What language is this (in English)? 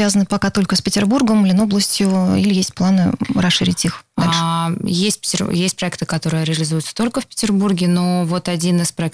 Russian